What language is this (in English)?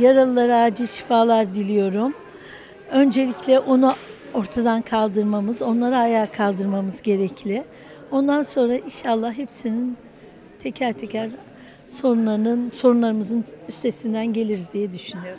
Turkish